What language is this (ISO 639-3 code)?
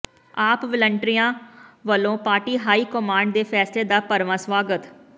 pan